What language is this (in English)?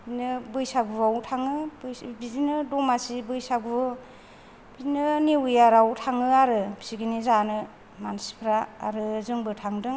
Bodo